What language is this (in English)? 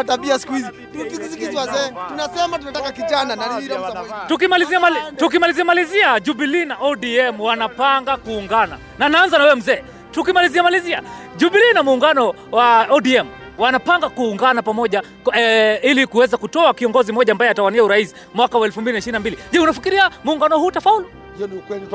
Swahili